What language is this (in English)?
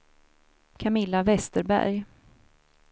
Swedish